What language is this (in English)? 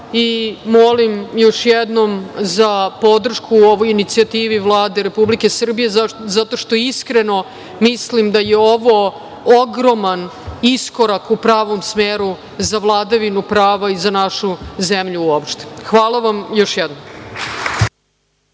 Serbian